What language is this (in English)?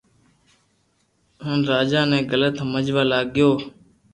Loarki